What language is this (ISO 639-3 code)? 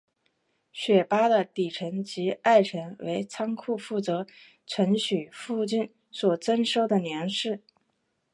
zho